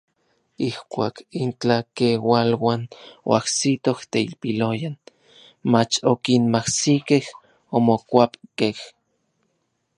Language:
Orizaba Nahuatl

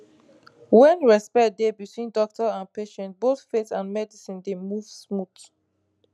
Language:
Nigerian Pidgin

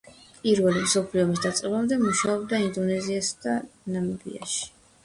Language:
Georgian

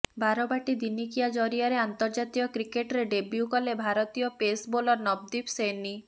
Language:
Odia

